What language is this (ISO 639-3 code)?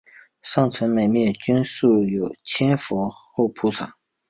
zho